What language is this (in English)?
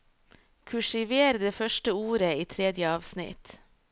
Norwegian